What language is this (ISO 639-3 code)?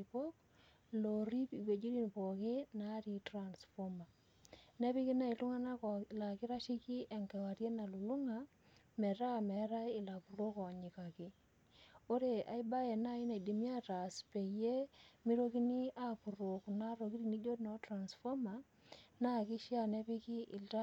mas